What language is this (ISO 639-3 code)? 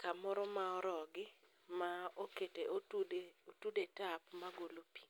luo